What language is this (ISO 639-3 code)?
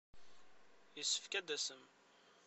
kab